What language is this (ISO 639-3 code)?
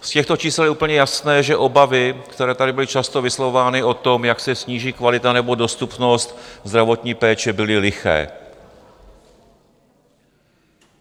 ces